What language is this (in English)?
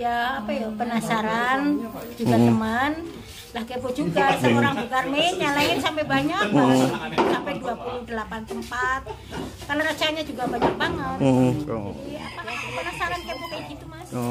Indonesian